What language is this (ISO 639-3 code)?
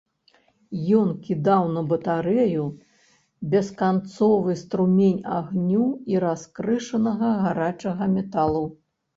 bel